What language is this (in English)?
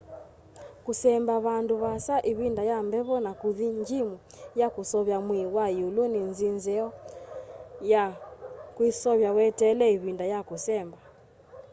Kamba